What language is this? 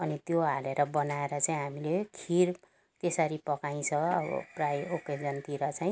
Nepali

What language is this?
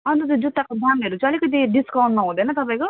Nepali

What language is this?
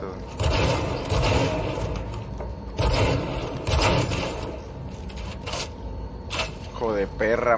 Spanish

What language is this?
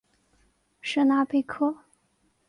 Chinese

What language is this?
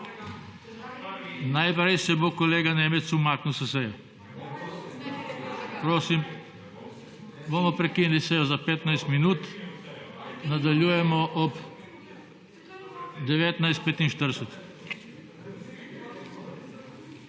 Slovenian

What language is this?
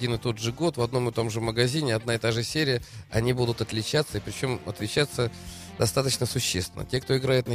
Russian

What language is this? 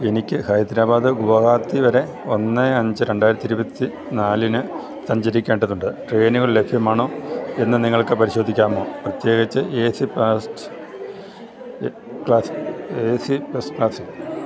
Malayalam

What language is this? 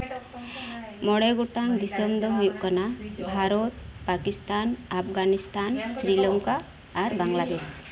Santali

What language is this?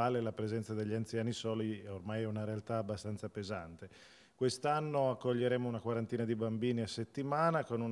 Italian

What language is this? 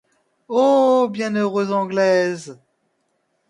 French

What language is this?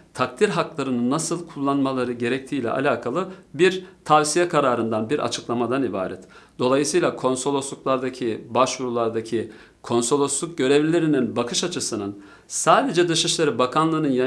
Turkish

